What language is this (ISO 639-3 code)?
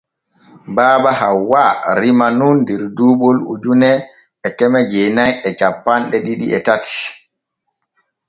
fue